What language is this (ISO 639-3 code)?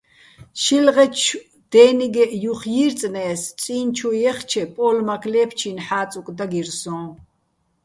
bbl